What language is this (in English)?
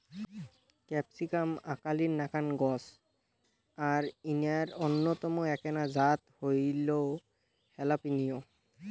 Bangla